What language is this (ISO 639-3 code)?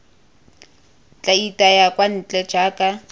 tsn